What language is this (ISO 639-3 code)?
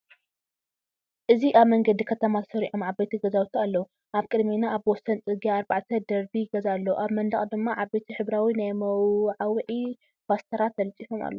tir